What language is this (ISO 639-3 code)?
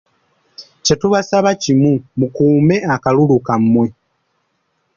lug